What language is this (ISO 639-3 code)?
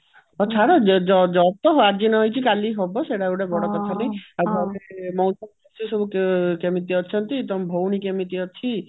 ori